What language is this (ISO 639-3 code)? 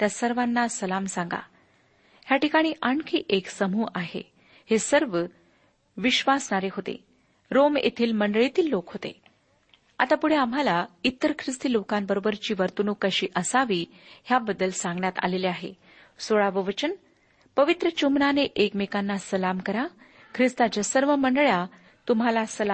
mar